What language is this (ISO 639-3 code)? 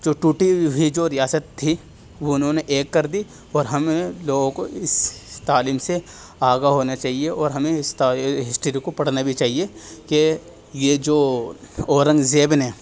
urd